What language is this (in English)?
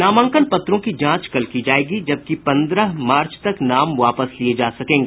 Hindi